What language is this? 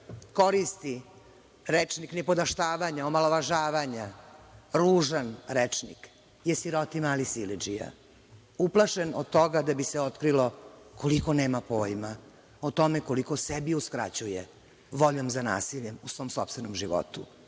Serbian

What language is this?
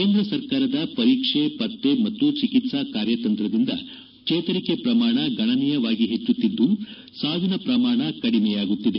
Kannada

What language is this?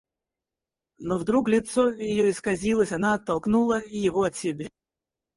Russian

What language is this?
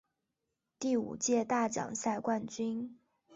Chinese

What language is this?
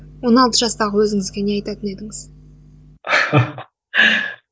Kazakh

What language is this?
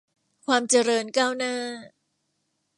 Thai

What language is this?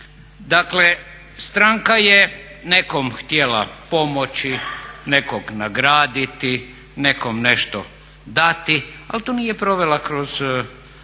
Croatian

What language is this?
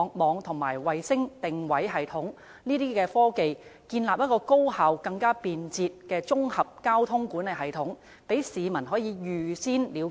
Cantonese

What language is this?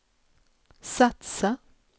Swedish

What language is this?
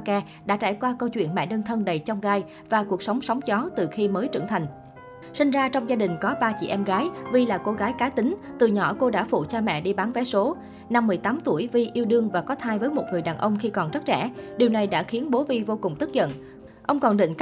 Vietnamese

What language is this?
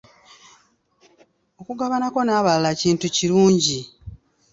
Ganda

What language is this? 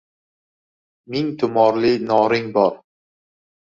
Uzbek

